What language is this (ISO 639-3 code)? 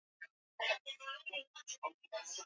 swa